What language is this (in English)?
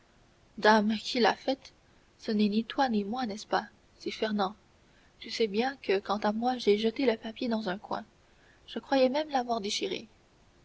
French